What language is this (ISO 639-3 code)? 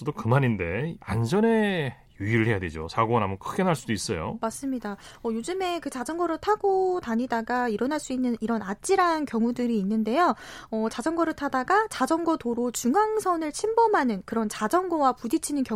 kor